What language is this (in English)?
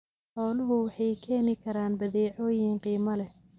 Somali